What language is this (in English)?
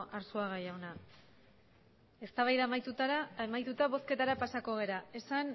Basque